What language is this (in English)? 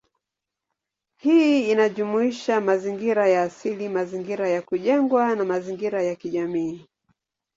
Swahili